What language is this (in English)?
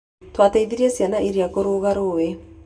Kikuyu